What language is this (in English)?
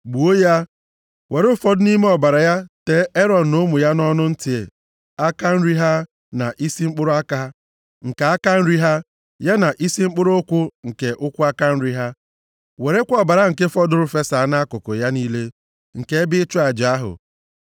Igbo